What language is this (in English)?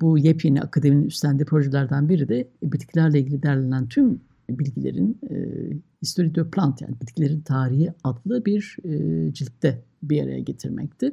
Turkish